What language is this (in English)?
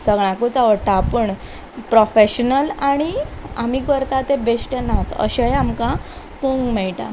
Konkani